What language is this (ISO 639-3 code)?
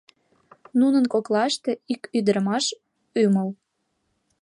chm